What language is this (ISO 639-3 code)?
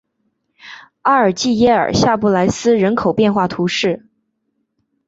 zho